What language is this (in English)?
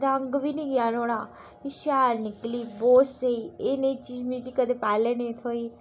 Dogri